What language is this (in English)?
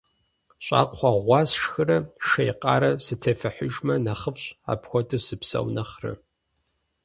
Kabardian